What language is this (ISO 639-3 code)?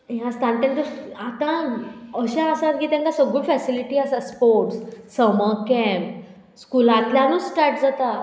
kok